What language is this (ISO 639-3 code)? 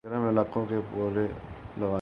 urd